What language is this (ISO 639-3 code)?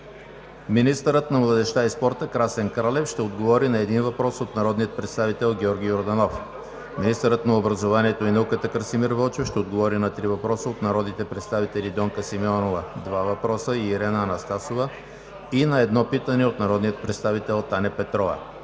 bul